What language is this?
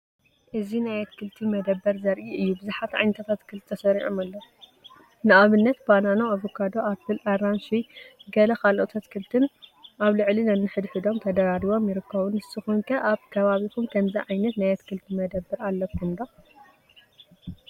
Tigrinya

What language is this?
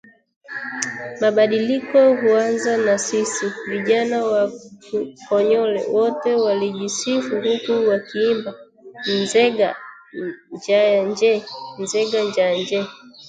Swahili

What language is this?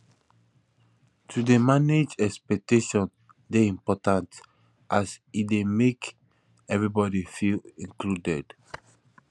Nigerian Pidgin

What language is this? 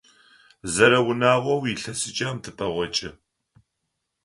Adyghe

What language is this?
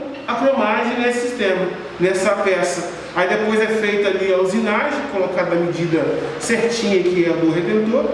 Portuguese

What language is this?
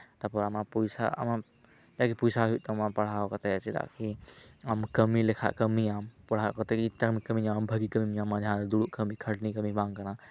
Santali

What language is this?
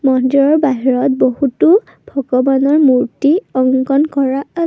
Assamese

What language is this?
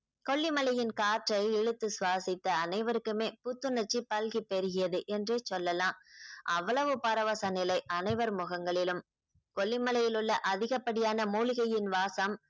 Tamil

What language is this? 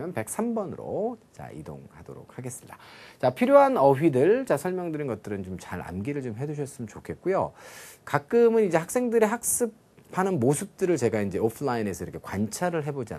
Korean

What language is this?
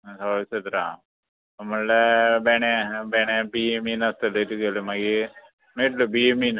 Konkani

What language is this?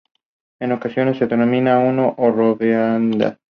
Spanish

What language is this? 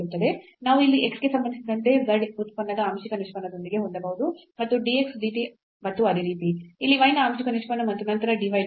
Kannada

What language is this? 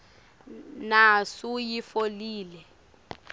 Swati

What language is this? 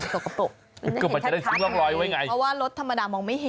Thai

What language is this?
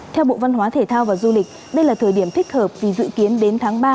Vietnamese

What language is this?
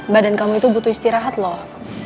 Indonesian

